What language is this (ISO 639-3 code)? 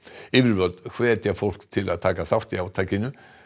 isl